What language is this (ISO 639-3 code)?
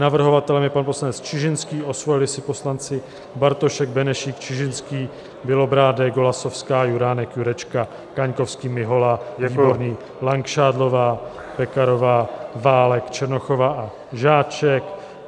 ces